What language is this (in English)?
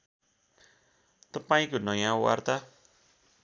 Nepali